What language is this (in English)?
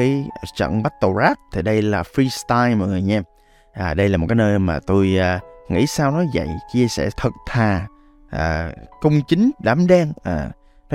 Vietnamese